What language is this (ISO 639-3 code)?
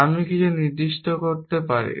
ben